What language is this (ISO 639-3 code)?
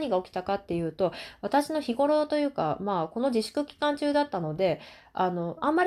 jpn